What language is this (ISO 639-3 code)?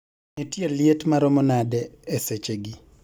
luo